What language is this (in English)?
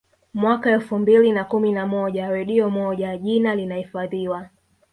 Swahili